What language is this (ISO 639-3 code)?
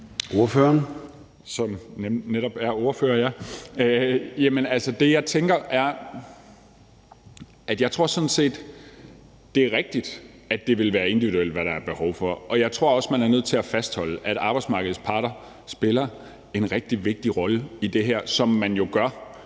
dan